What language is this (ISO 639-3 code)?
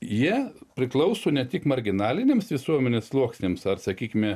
lit